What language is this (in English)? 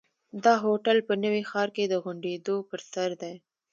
Pashto